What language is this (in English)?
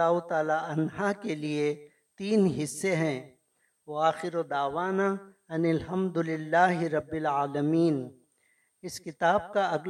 Urdu